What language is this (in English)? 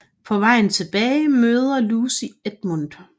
Danish